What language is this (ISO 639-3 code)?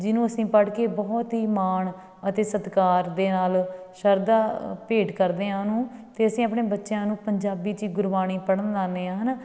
pan